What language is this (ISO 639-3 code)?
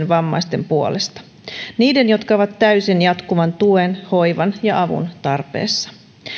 fin